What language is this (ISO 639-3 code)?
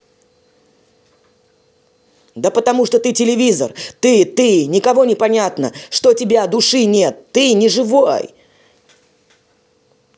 rus